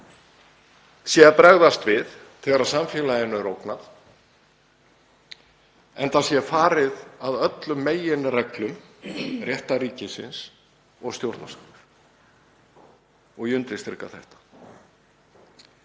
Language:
Icelandic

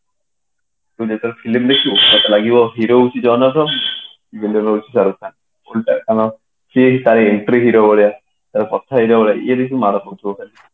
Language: Odia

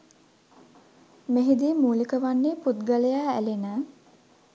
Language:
Sinhala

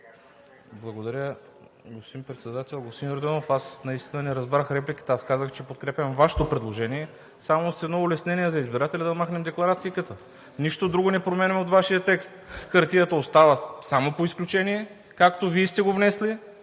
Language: Bulgarian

